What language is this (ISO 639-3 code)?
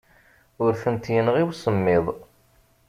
kab